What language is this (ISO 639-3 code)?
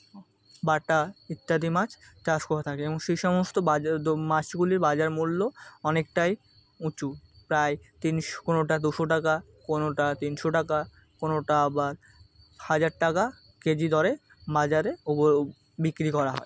ben